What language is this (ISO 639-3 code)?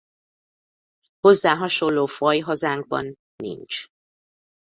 hun